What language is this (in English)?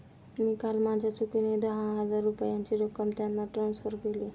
Marathi